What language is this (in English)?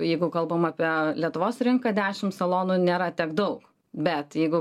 Lithuanian